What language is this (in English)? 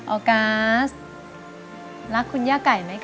Thai